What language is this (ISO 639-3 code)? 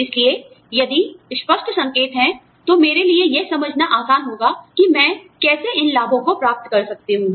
hin